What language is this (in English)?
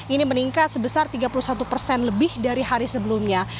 Indonesian